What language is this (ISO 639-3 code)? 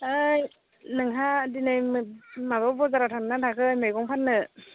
brx